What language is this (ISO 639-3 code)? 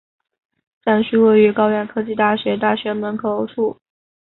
zho